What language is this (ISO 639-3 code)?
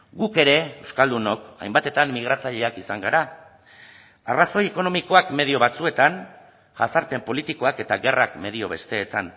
eus